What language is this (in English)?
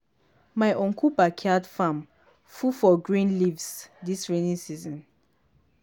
Nigerian Pidgin